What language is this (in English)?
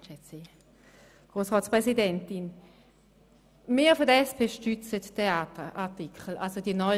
Swiss German